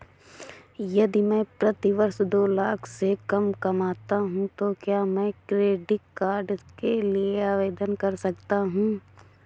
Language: Hindi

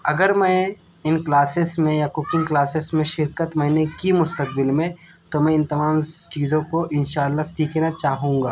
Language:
Urdu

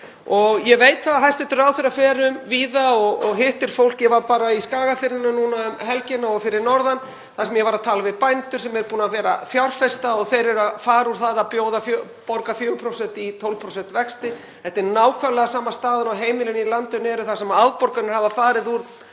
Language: Icelandic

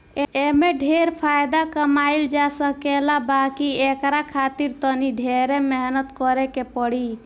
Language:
Bhojpuri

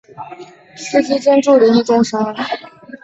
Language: Chinese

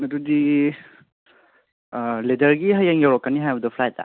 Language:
Manipuri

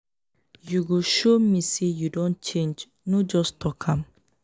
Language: Nigerian Pidgin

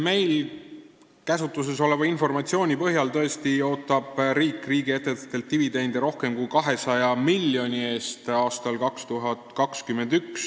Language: Estonian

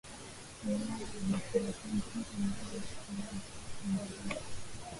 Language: Swahili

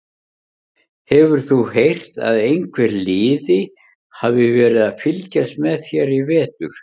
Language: Icelandic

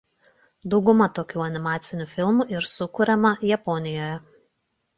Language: Lithuanian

